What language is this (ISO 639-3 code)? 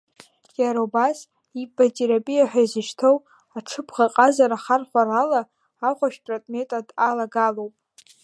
abk